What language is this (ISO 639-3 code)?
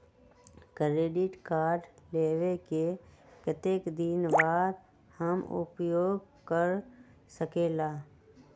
mag